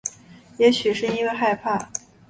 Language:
Chinese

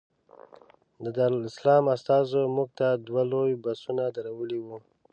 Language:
Pashto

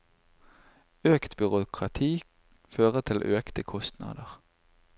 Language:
Norwegian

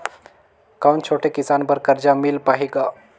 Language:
Chhattisgarhi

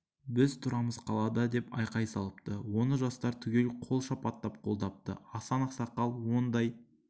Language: Kazakh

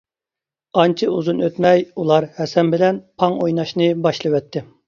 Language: Uyghur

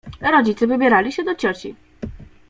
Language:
Polish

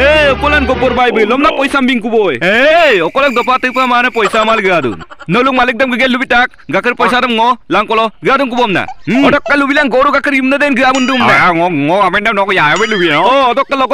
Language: Romanian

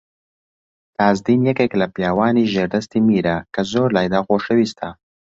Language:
Central Kurdish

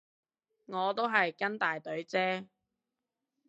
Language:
Cantonese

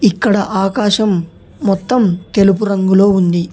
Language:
Telugu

